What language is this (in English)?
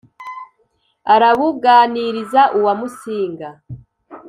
Kinyarwanda